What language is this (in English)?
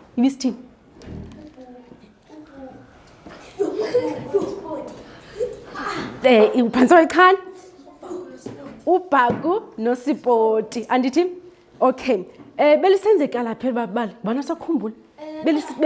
English